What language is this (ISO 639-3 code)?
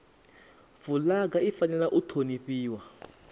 ven